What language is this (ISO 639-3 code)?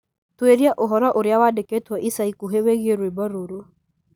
kik